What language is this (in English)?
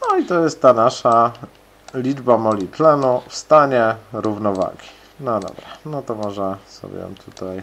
Polish